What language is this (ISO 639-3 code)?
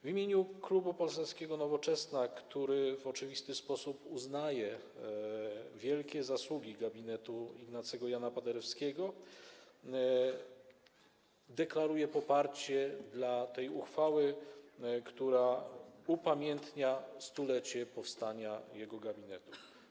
pol